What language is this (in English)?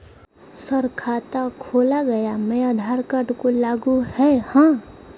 Magahi